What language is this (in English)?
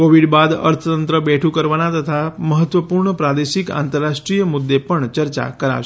Gujarati